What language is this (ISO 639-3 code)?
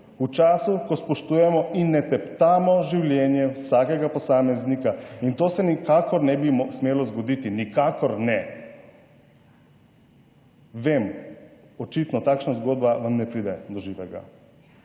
slv